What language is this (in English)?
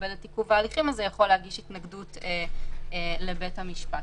Hebrew